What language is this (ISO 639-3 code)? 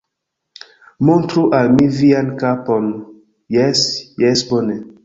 epo